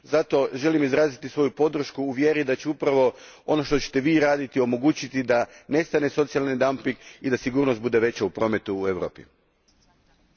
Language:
Croatian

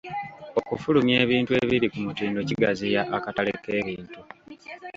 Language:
Ganda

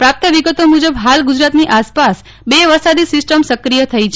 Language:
Gujarati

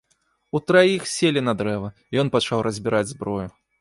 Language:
Belarusian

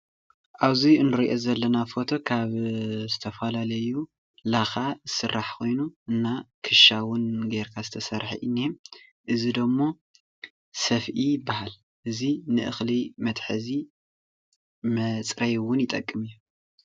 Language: Tigrinya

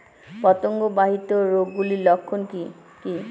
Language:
Bangla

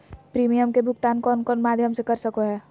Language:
Magahi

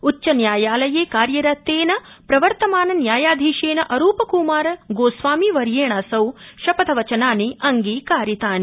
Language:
Sanskrit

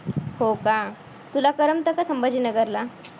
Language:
Marathi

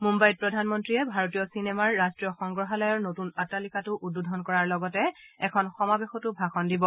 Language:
Assamese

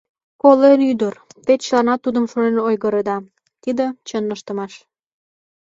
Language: Mari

